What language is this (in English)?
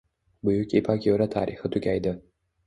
Uzbek